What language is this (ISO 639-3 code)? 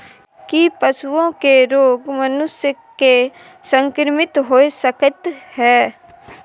mai